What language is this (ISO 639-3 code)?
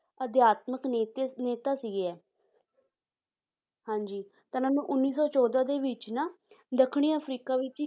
pan